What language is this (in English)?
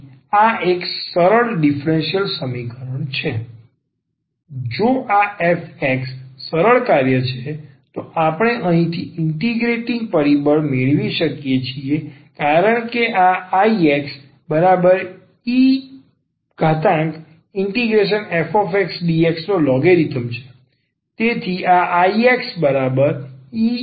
Gujarati